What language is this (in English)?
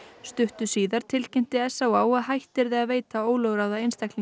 Icelandic